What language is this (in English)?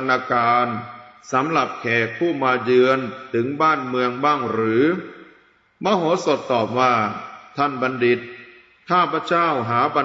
Thai